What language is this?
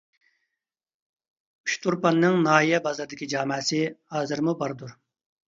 Uyghur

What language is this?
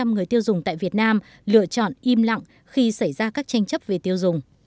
Vietnamese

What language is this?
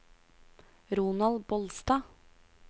Norwegian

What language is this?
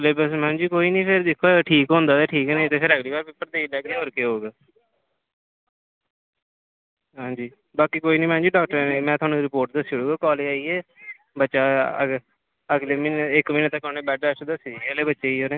Dogri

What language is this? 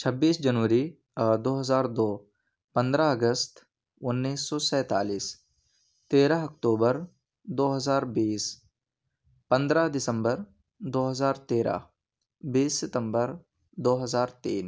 Urdu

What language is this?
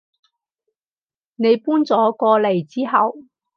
Cantonese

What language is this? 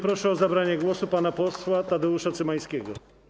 Polish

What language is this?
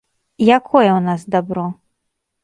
Belarusian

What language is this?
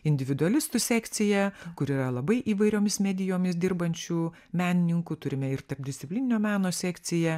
Lithuanian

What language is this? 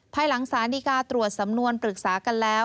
Thai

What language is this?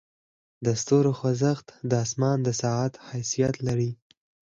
Pashto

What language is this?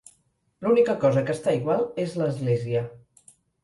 Catalan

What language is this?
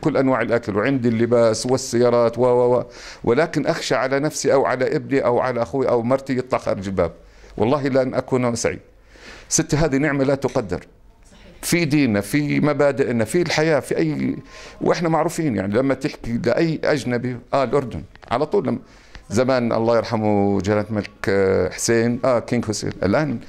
Arabic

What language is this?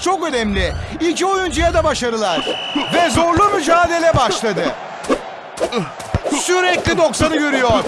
Turkish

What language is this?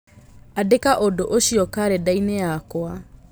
Kikuyu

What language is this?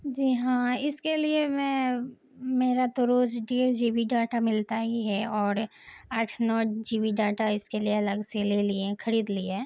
Urdu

